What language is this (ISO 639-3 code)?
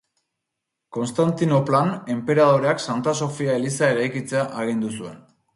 eus